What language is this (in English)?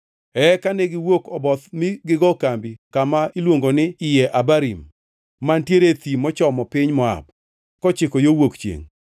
Luo (Kenya and Tanzania)